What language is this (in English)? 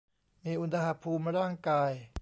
Thai